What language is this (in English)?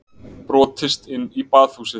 Icelandic